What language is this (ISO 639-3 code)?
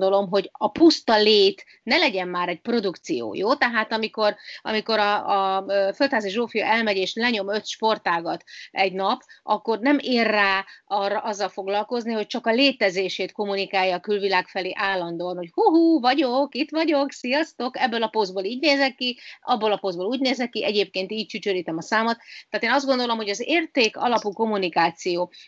hun